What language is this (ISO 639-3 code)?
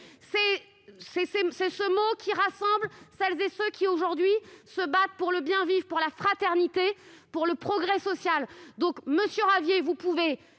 fra